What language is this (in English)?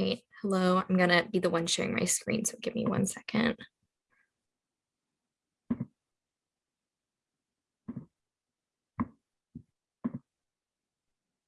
English